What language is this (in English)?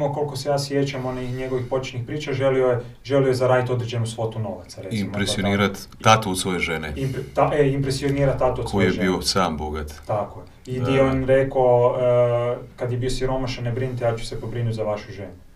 Croatian